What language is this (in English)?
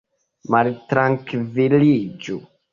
Esperanto